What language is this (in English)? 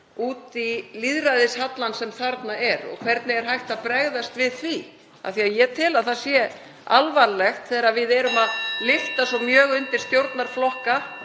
Icelandic